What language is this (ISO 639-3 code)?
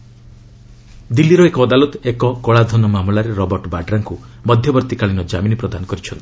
ori